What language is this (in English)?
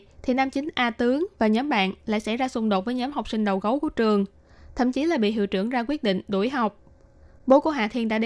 Vietnamese